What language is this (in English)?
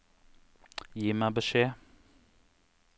Norwegian